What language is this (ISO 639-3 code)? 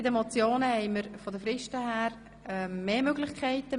gsw